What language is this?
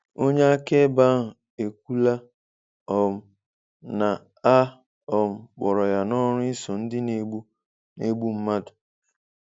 Igbo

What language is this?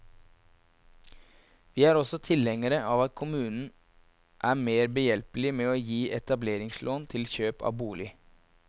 Norwegian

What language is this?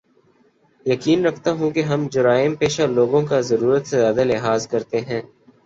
Urdu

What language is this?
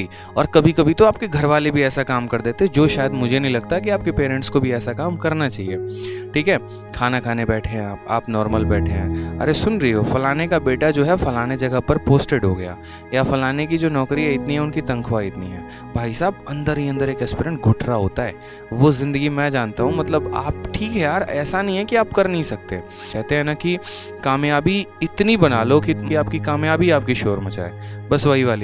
Hindi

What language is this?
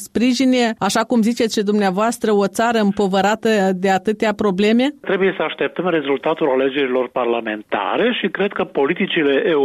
Romanian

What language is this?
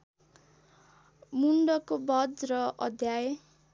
Nepali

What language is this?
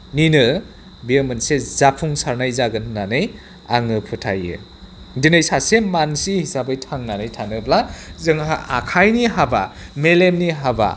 Bodo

